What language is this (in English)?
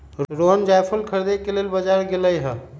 Magahi